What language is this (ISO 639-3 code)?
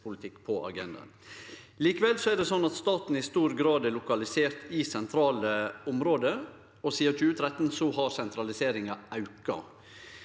nor